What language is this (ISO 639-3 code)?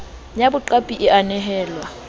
sot